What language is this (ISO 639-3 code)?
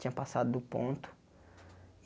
por